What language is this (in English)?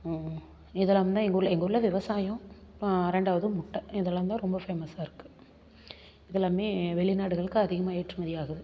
Tamil